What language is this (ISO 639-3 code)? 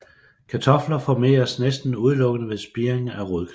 dan